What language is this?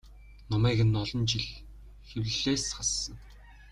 Mongolian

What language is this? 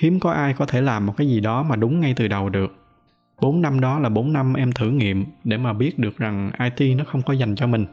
Vietnamese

